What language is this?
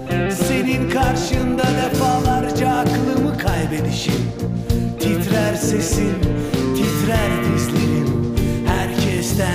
Turkish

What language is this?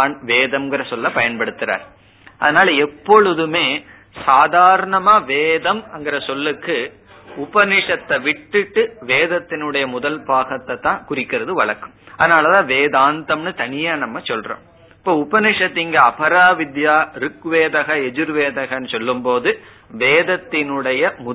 Tamil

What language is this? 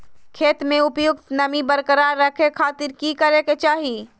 Magahi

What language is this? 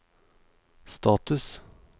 Norwegian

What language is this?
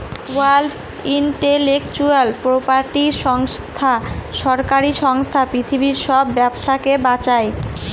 Bangla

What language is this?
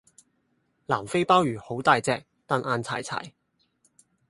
Cantonese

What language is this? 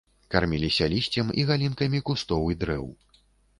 Belarusian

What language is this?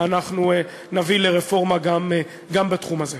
Hebrew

